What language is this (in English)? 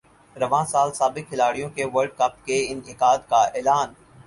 Urdu